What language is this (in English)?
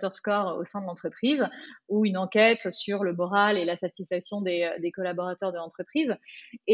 French